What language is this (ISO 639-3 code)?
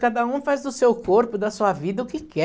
por